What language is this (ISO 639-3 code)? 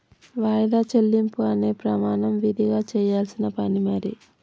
tel